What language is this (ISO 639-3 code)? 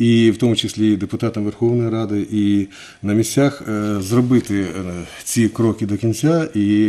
ukr